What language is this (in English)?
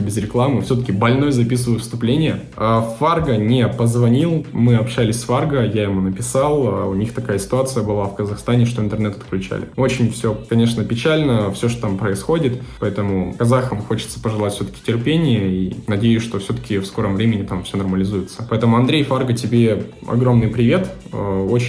Russian